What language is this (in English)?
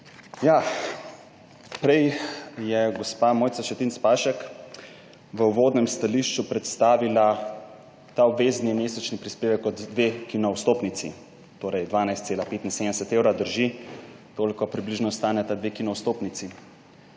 Slovenian